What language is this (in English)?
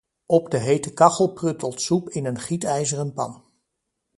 Dutch